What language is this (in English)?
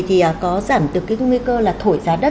Vietnamese